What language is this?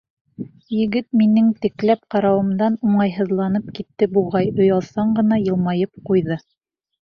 Bashkir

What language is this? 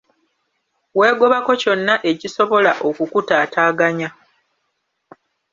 Ganda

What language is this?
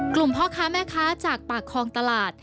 Thai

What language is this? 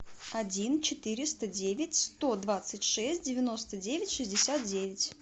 Russian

